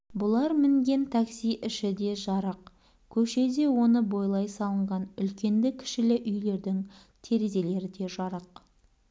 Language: Kazakh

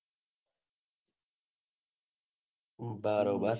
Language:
Gujarati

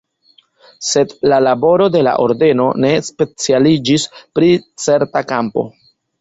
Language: Esperanto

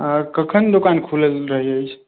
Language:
Maithili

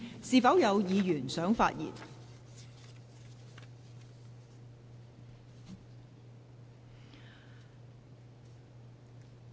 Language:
Cantonese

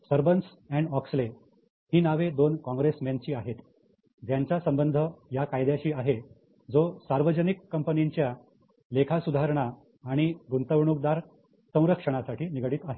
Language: Marathi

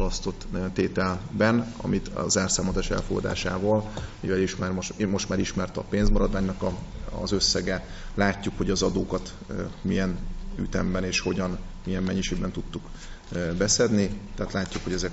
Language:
Hungarian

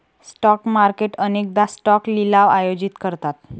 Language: Marathi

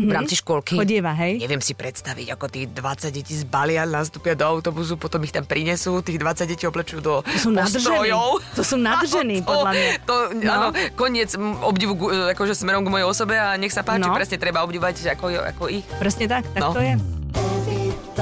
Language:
Slovak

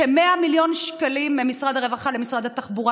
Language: Hebrew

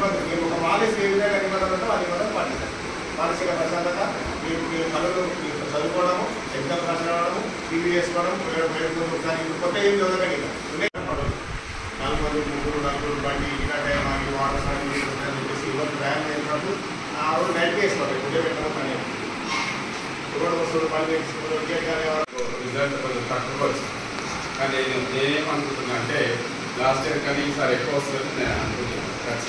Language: Telugu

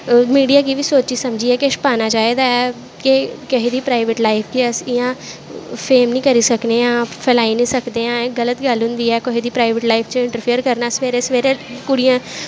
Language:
Dogri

